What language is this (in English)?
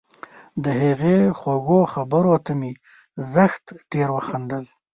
Pashto